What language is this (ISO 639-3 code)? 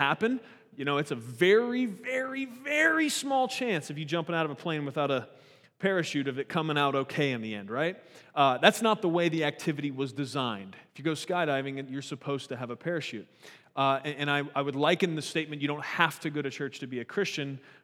eng